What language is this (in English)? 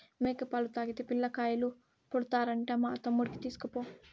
Telugu